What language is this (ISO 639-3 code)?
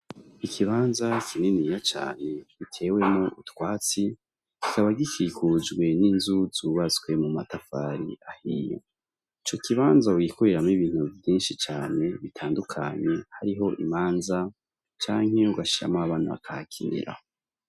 run